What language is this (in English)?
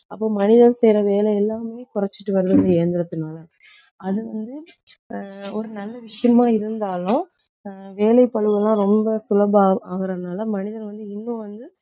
Tamil